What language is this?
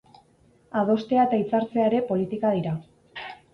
Basque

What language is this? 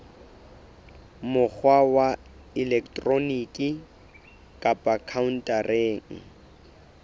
Southern Sotho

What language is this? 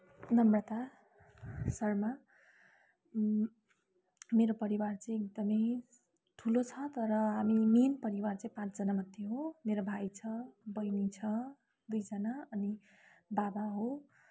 Nepali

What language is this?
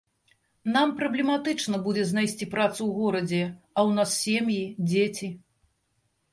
Belarusian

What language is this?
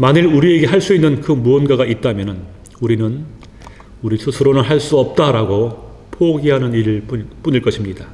Korean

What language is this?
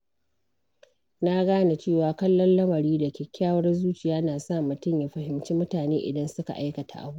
Hausa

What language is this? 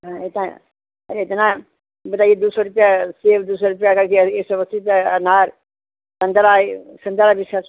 Hindi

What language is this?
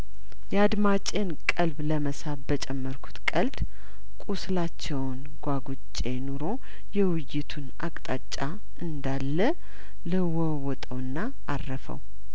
Amharic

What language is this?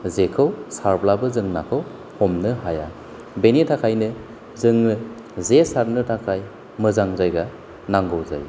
Bodo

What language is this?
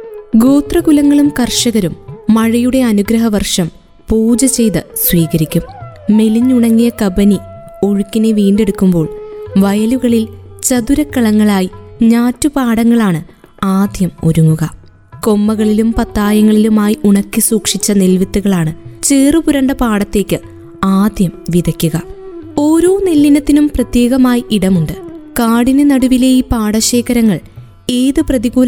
Malayalam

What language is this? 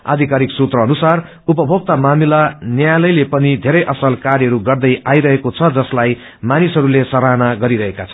Nepali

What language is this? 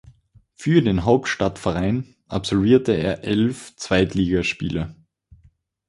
German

